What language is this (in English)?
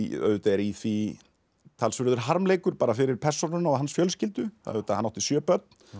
Icelandic